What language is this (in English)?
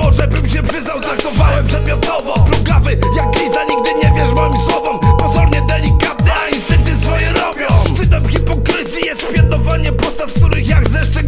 Polish